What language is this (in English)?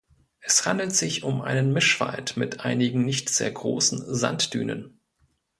German